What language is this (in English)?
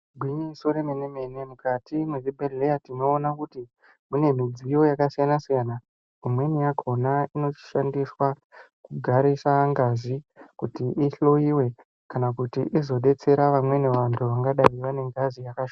Ndau